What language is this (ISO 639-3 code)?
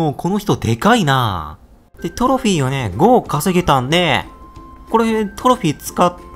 jpn